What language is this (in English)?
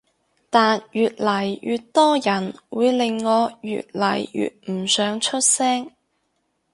Cantonese